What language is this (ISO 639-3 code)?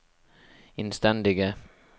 nor